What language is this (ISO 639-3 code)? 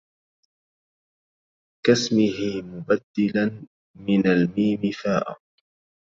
ara